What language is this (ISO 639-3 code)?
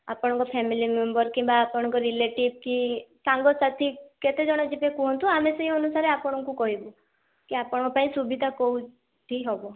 ori